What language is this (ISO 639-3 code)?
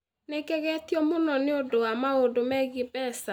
kik